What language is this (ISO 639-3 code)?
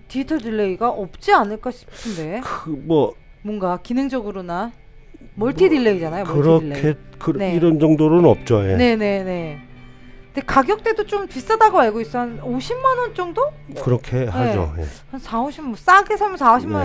kor